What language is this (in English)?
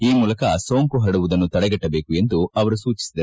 Kannada